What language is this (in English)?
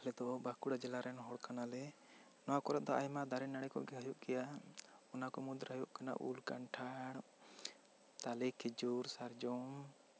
Santali